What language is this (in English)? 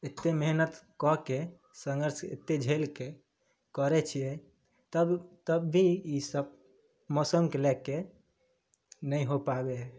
Maithili